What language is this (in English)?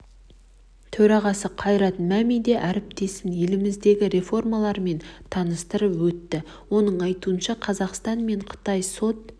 Kazakh